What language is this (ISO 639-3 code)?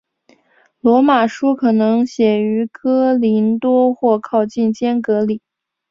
zho